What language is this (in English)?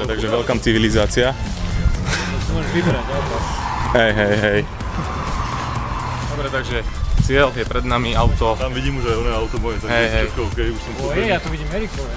Slovak